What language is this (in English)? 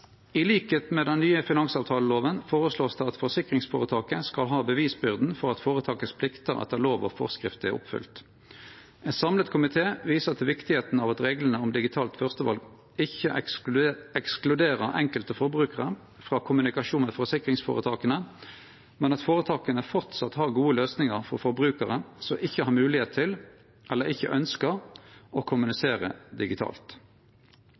Norwegian Nynorsk